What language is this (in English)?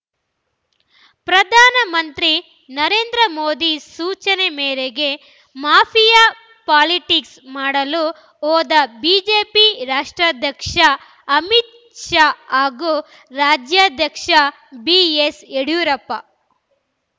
Kannada